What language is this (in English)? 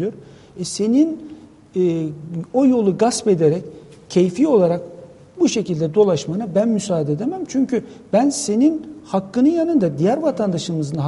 Turkish